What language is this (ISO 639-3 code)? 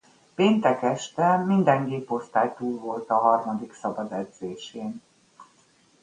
hun